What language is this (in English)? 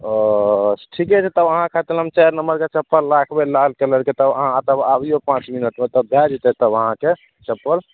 Maithili